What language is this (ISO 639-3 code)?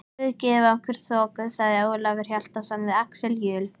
isl